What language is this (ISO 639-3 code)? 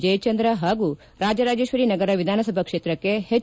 kan